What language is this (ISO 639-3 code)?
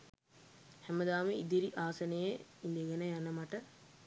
sin